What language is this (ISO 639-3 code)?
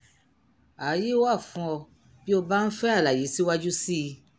yor